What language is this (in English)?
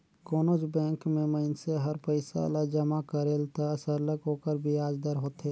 Chhattisgarhi